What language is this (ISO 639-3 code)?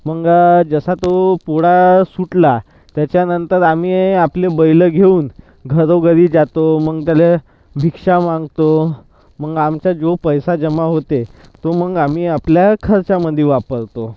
mar